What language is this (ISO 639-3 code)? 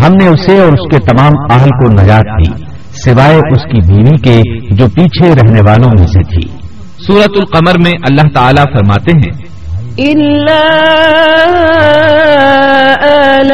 urd